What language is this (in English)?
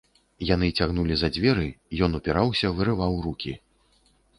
Belarusian